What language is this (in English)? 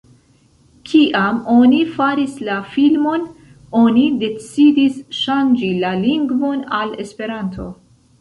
Esperanto